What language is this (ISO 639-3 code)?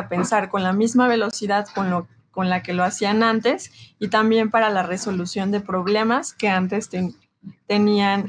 spa